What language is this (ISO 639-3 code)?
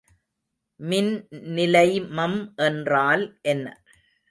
tam